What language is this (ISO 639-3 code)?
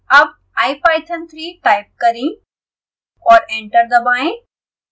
hin